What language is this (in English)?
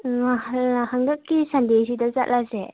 Manipuri